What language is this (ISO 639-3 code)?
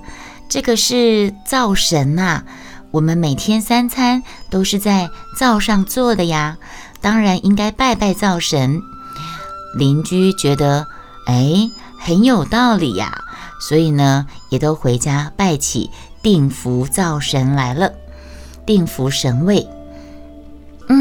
zho